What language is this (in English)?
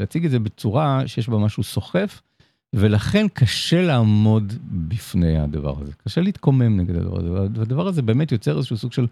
Hebrew